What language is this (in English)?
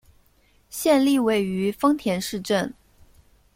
Chinese